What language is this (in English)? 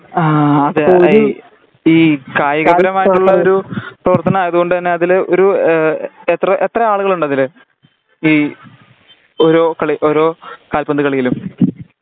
Malayalam